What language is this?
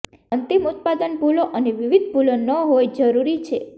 Gujarati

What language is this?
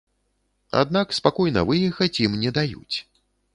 Belarusian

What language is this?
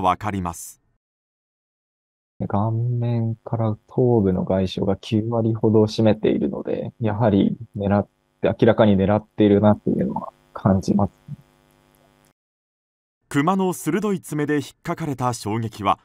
Japanese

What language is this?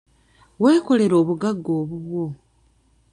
Ganda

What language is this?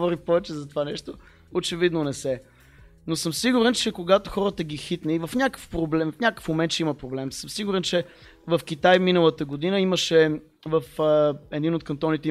Bulgarian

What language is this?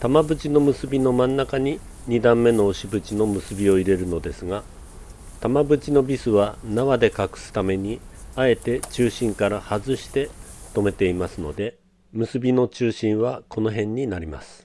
Japanese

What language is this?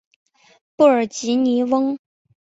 Chinese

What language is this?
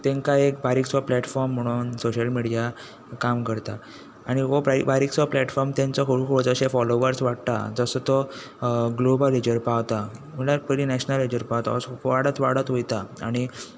Konkani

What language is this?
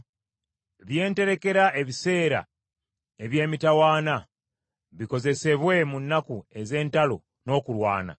Ganda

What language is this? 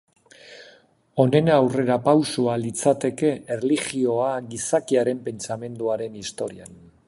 Basque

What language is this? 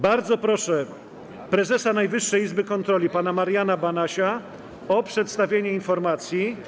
Polish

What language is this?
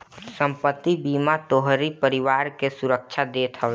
Bhojpuri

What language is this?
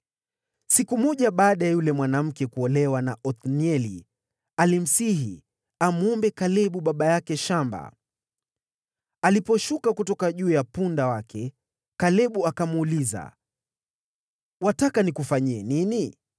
Swahili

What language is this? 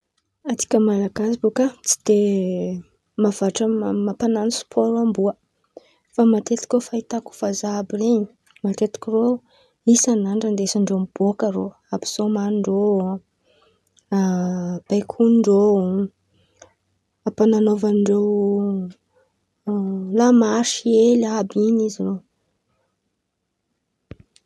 Antankarana Malagasy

